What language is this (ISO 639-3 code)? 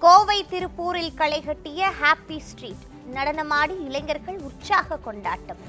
tam